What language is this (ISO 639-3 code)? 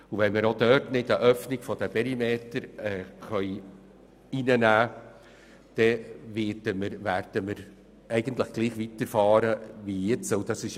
gsw